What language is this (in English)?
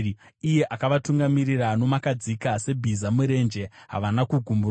Shona